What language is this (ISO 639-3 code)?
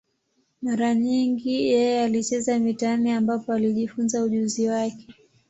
swa